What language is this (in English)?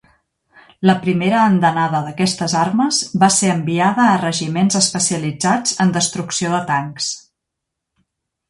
Catalan